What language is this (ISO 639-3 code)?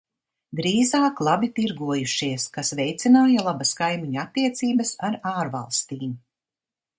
lav